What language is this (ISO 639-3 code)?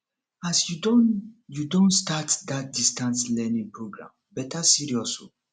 pcm